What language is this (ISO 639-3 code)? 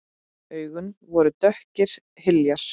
isl